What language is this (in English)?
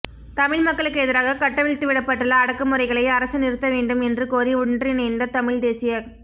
Tamil